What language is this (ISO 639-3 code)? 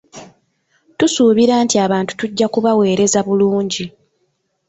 lug